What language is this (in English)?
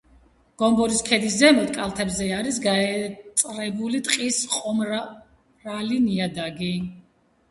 Georgian